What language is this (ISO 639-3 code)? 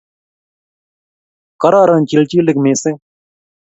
kln